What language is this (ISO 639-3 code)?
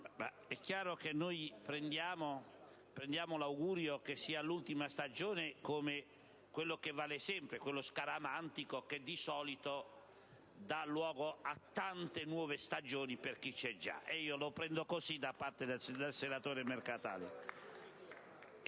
ita